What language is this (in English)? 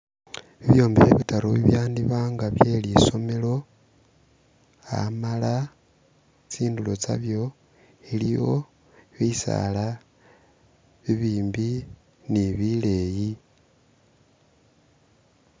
Masaaba